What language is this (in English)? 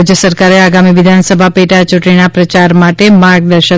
Gujarati